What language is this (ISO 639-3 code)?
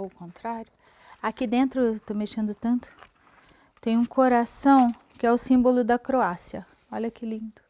por